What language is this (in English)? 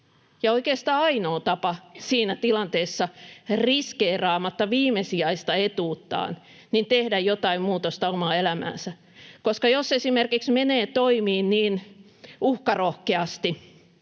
Finnish